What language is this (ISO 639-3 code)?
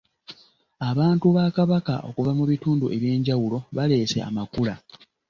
lug